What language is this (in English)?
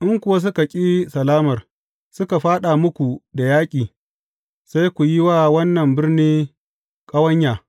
Hausa